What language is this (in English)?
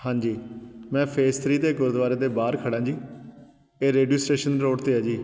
Punjabi